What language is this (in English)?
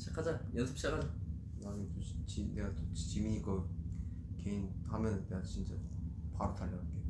Korean